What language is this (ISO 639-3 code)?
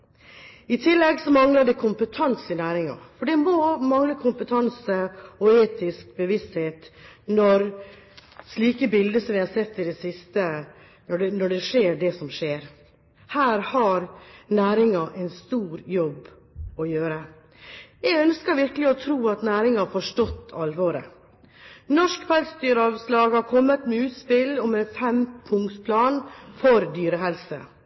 nob